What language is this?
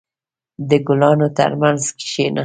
Pashto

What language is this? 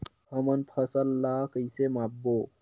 Chhattisgarhi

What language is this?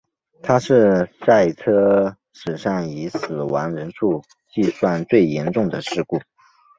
Chinese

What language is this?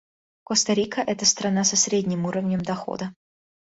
Russian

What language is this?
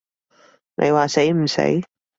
Cantonese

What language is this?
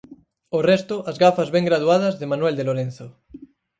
Galician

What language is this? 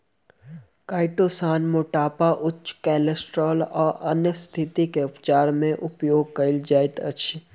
Maithili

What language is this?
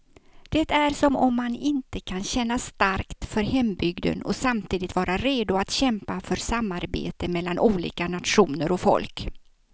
Swedish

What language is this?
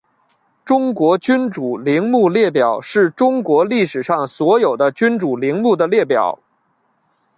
Chinese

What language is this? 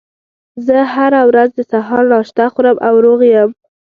Pashto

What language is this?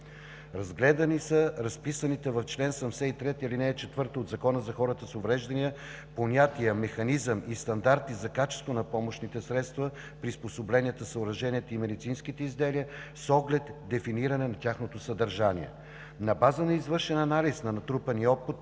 Bulgarian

